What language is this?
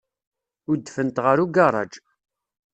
Kabyle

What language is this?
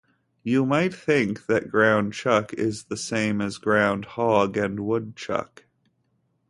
English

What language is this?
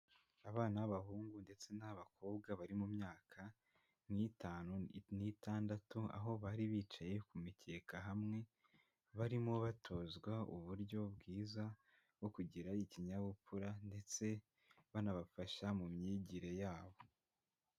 Kinyarwanda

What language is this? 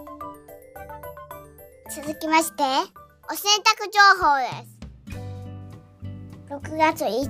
Japanese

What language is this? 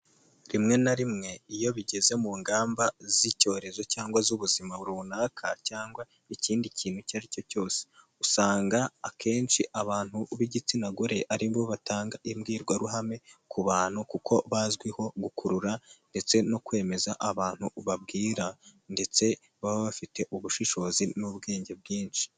Kinyarwanda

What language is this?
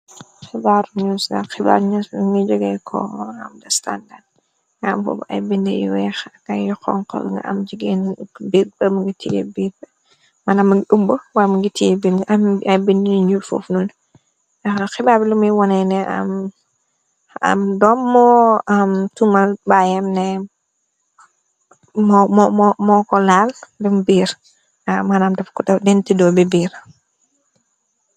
Wolof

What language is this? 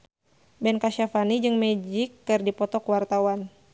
Sundanese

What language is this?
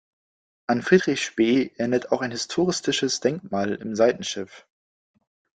German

